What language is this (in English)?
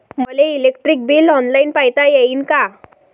Marathi